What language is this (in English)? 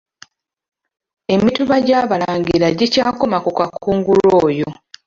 Ganda